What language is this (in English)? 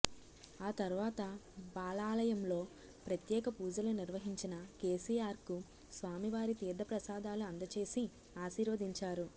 Telugu